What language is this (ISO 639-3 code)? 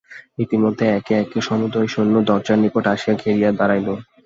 ben